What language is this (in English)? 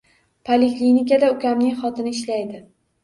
Uzbek